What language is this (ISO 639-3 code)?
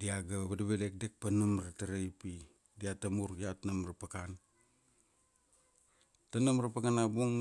ksd